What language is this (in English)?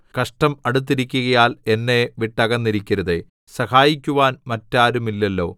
Malayalam